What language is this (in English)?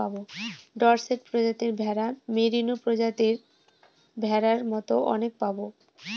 Bangla